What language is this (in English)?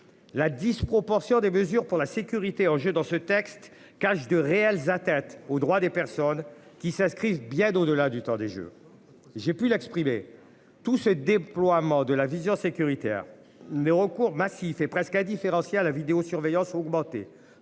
French